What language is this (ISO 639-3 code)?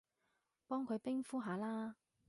yue